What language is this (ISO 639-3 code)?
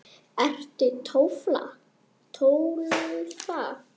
isl